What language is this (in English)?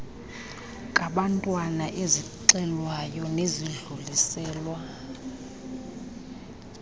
Xhosa